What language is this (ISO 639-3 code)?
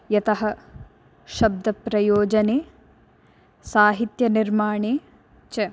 san